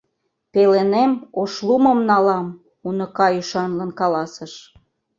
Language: Mari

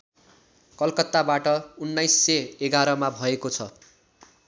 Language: Nepali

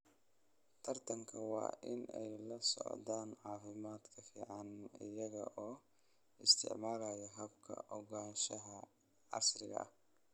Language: Somali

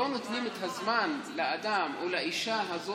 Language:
Hebrew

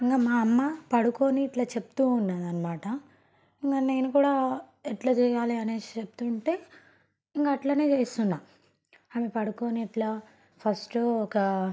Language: Telugu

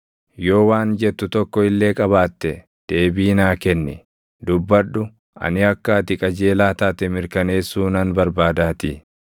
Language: Oromo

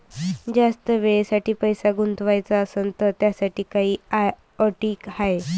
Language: Marathi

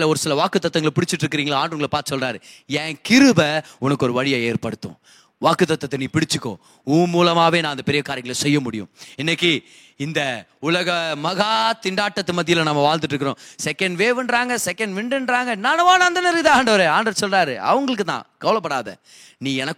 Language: Tamil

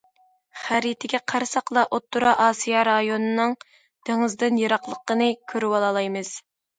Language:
Uyghur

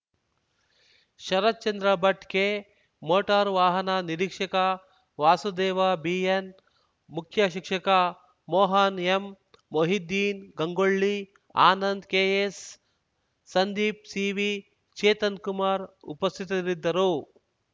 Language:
Kannada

